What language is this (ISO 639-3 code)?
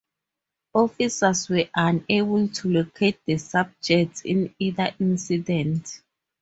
eng